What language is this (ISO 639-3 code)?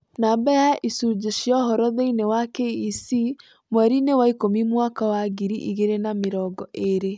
kik